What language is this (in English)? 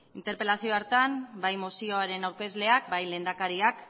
Basque